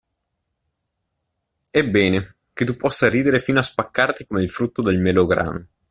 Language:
Italian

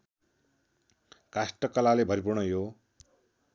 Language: Nepali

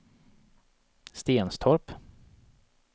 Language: Swedish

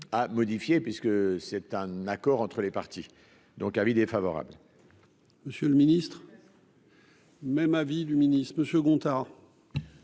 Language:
French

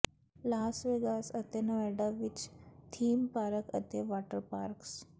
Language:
Punjabi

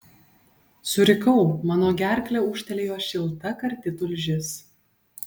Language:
Lithuanian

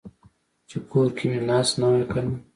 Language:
Pashto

